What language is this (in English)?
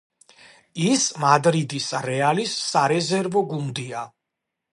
Georgian